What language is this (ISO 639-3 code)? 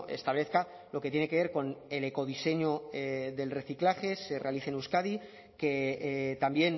spa